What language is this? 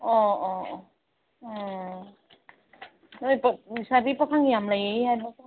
Manipuri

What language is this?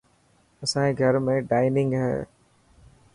Dhatki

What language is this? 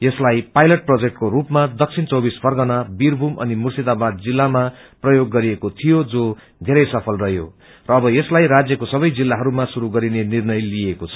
Nepali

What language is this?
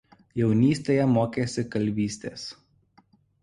Lithuanian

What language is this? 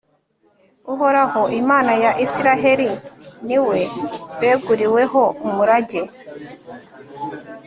Kinyarwanda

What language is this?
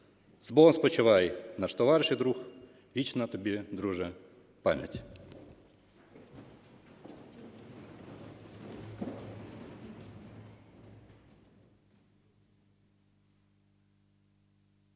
Ukrainian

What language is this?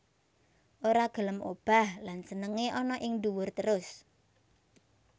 Javanese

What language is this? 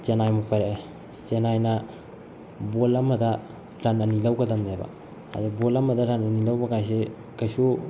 Manipuri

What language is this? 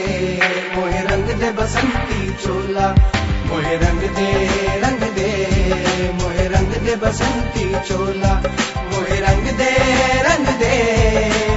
Hindi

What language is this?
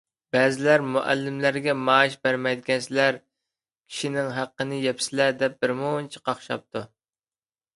Uyghur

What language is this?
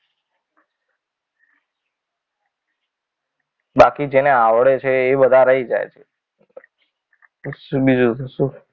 Gujarati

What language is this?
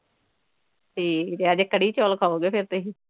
Punjabi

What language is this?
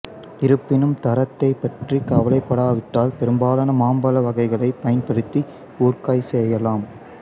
Tamil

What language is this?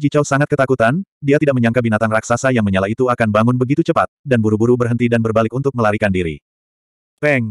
Indonesian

